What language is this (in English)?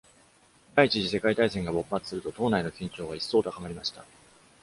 Japanese